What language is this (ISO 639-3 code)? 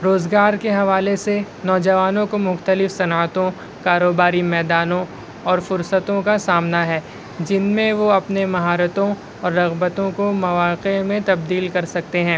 urd